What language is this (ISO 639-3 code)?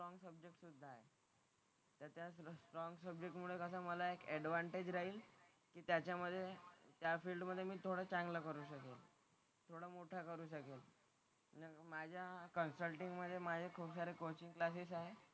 mar